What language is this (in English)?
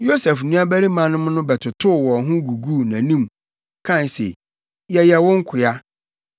Akan